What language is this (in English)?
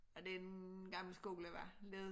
Danish